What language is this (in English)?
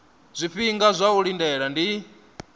Venda